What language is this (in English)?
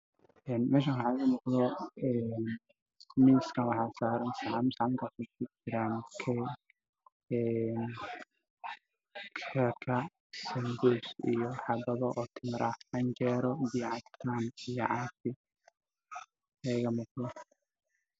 Somali